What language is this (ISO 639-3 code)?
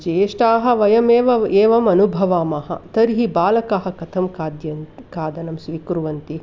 san